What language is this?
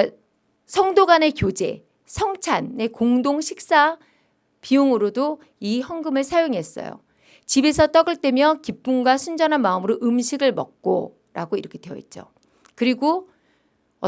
Korean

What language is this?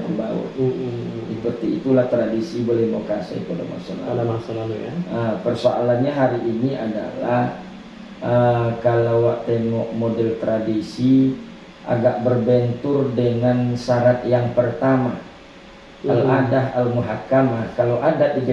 Indonesian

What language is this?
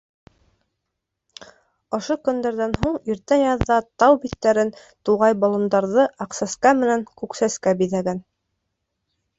Bashkir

